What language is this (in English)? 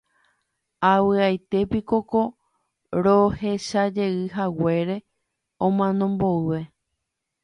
Guarani